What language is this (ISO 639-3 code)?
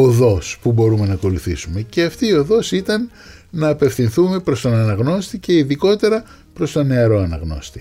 ell